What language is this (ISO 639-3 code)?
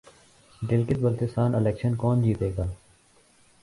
urd